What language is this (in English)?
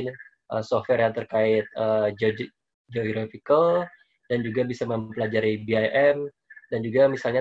Indonesian